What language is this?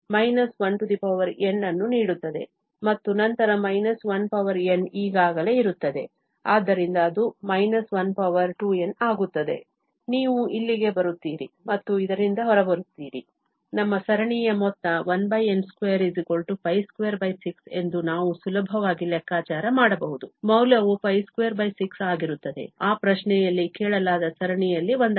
Kannada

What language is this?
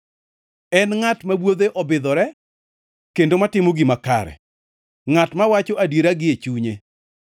Luo (Kenya and Tanzania)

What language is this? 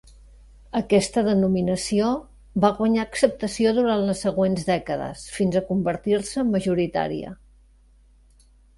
Catalan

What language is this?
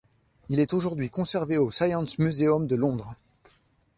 French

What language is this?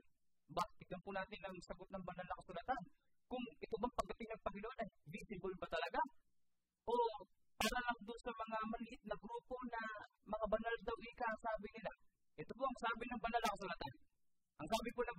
Filipino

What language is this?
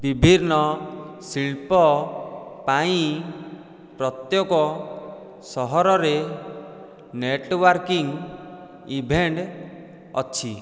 Odia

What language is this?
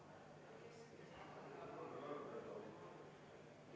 Estonian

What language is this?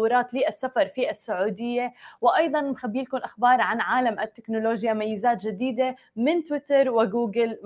Arabic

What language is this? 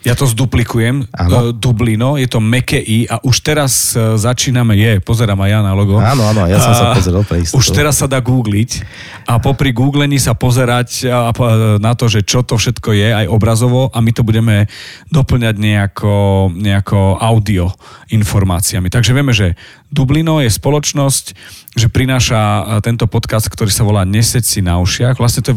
Slovak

